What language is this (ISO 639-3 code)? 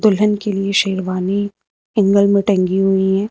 hin